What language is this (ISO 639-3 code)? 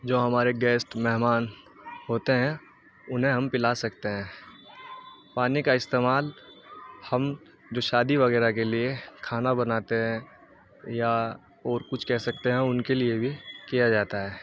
urd